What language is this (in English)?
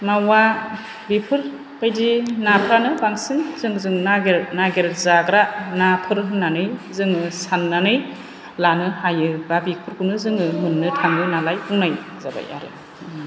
Bodo